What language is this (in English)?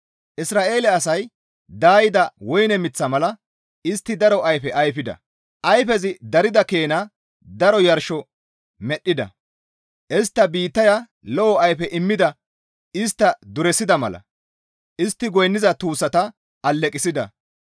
Gamo